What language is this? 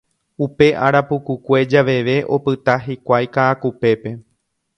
Guarani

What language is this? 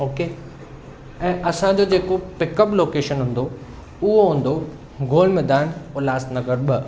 Sindhi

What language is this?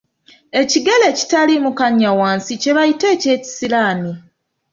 Ganda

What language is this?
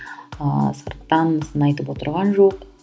Kazakh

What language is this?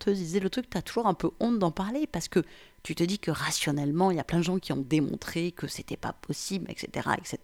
French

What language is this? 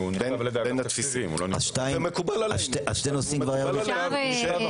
Hebrew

